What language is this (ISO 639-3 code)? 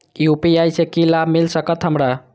mai